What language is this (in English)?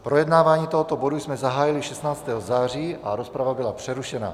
Czech